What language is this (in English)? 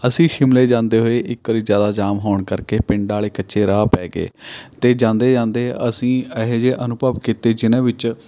Punjabi